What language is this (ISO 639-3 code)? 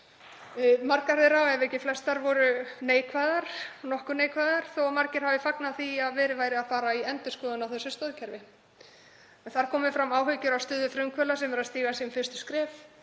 isl